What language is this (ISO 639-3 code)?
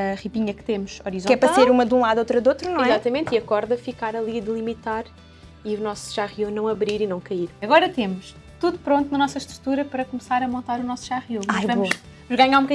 por